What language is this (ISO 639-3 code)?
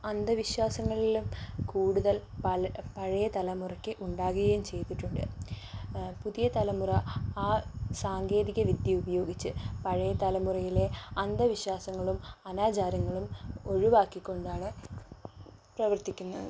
mal